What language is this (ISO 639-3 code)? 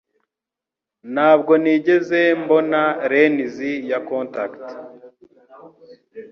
kin